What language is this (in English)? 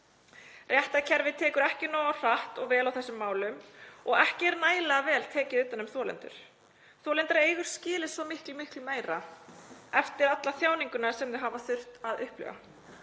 Icelandic